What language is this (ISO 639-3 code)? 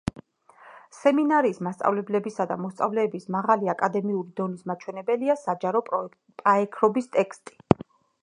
kat